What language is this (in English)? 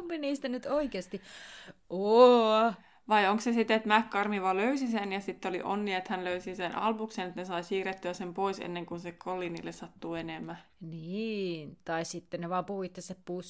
Finnish